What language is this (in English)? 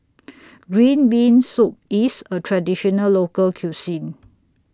English